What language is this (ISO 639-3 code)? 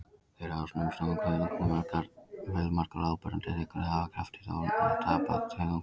isl